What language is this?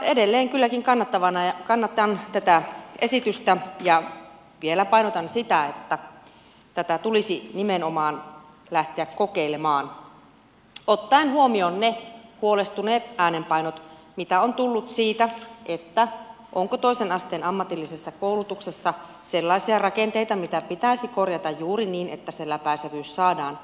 Finnish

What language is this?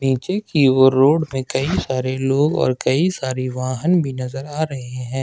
Hindi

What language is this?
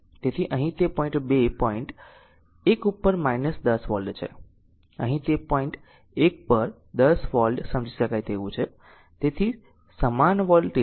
Gujarati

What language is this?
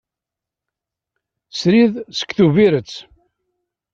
Kabyle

